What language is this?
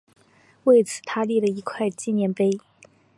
Chinese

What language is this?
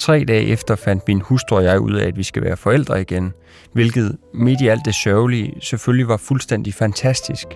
Danish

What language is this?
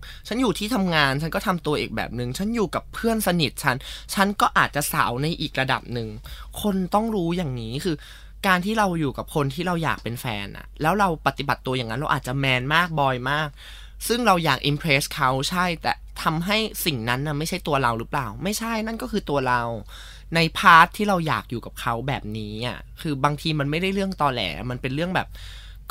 Thai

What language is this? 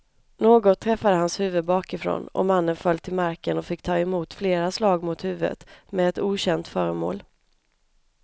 Swedish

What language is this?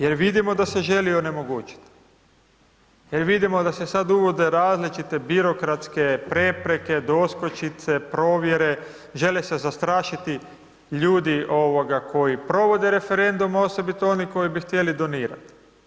Croatian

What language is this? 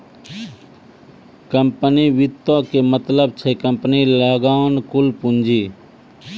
Maithili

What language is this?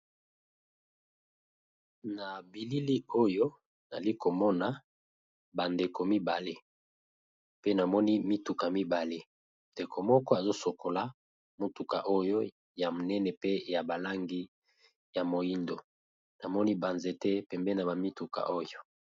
Lingala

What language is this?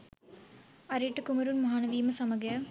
Sinhala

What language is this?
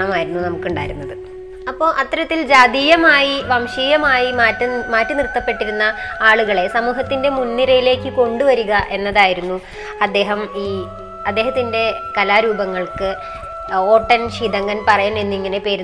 Malayalam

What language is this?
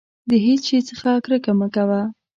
Pashto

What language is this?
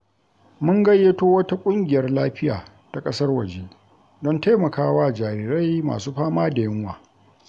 Hausa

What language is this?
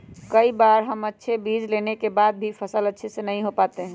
Magahi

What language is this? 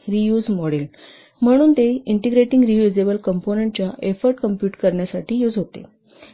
Marathi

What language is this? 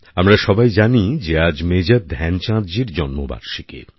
Bangla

